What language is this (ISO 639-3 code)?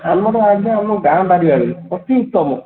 ori